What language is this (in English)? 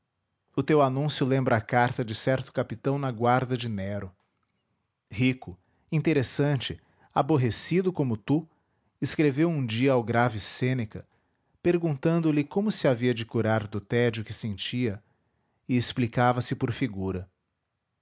Portuguese